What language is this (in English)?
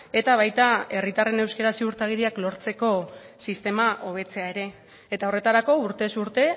Basque